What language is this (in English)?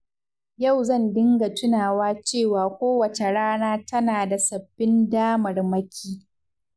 Hausa